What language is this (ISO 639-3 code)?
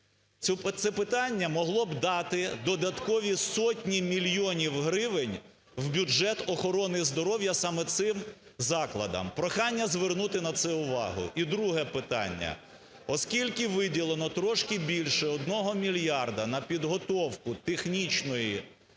ukr